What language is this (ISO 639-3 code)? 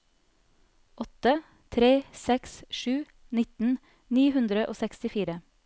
nor